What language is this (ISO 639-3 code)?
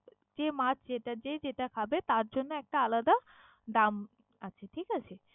ben